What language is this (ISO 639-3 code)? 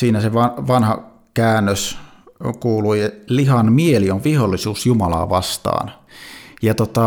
fin